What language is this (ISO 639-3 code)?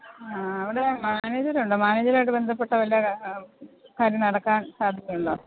mal